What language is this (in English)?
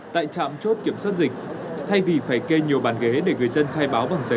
Vietnamese